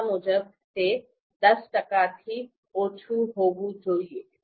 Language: Gujarati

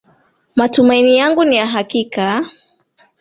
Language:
Swahili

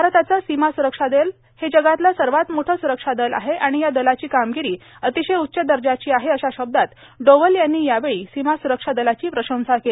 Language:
Marathi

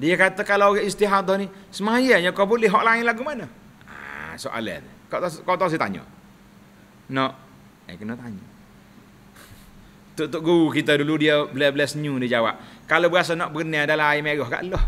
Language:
Malay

